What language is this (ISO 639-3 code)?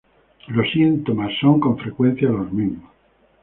spa